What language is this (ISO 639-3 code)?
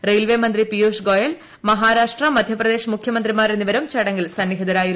mal